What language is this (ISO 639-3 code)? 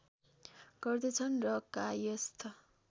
nep